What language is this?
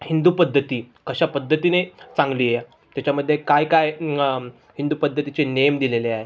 Marathi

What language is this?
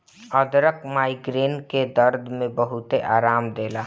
Bhojpuri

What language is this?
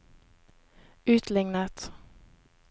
Norwegian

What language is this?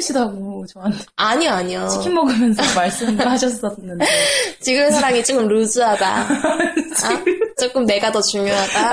Korean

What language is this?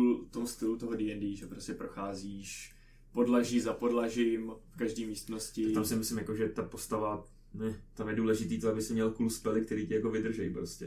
Czech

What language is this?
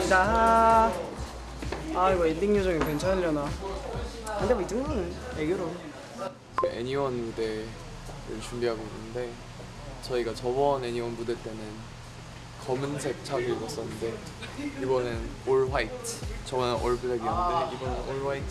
Korean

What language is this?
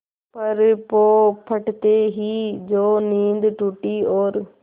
Hindi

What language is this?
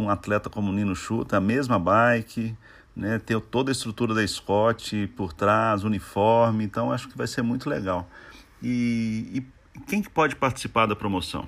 Portuguese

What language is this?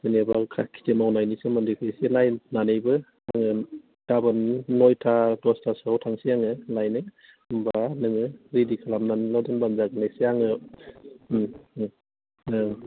Bodo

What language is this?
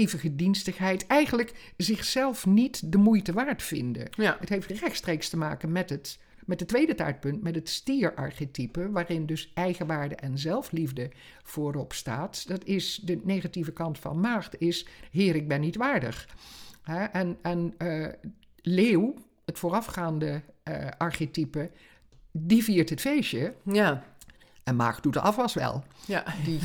Dutch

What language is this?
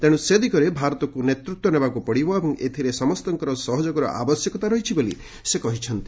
Odia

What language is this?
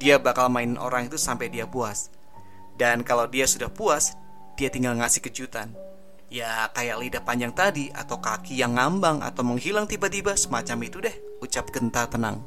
Indonesian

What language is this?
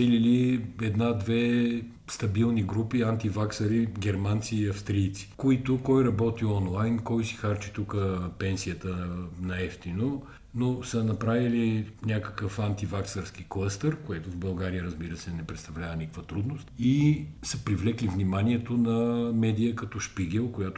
Bulgarian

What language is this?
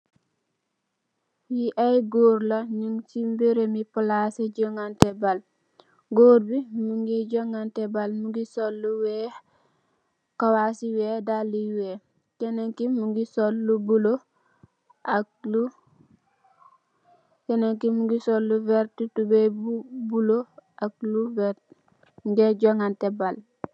Wolof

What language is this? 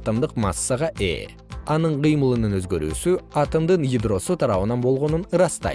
Kyrgyz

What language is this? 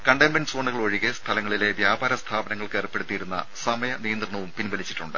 Malayalam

